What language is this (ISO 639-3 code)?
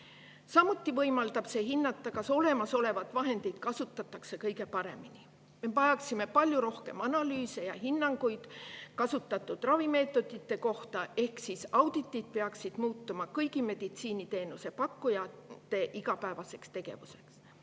est